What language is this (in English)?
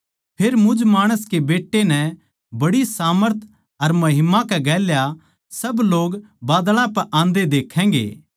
Haryanvi